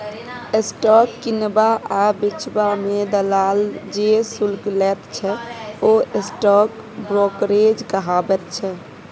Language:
Maithili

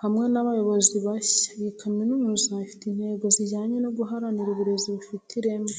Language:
Kinyarwanda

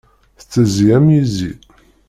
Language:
Kabyle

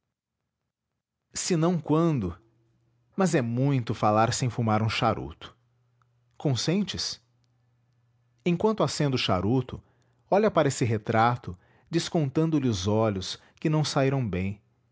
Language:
Portuguese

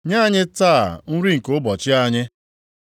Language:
Igbo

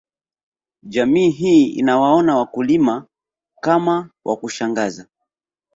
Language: Swahili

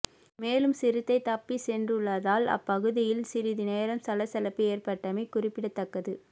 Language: Tamil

